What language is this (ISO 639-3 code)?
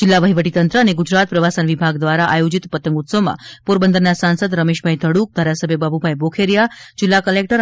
guj